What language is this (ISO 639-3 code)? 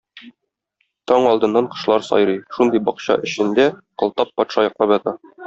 tat